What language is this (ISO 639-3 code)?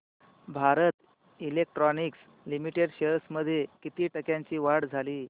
mar